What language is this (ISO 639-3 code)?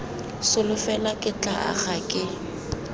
tsn